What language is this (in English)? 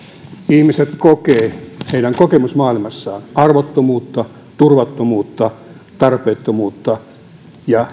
Finnish